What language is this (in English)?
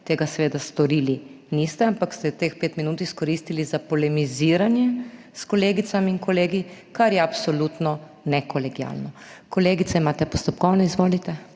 Slovenian